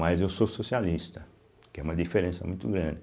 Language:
Portuguese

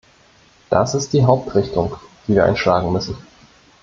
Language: German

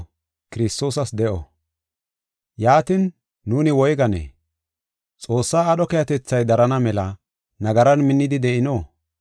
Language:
Gofa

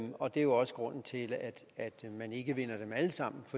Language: Danish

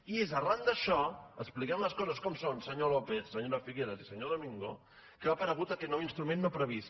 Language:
Catalan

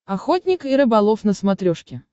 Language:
Russian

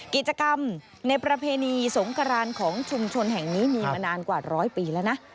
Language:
Thai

